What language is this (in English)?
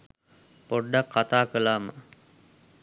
Sinhala